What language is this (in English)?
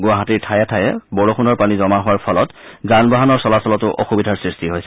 Assamese